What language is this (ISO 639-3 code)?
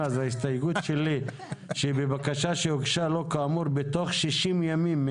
heb